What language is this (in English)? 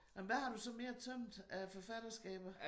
Danish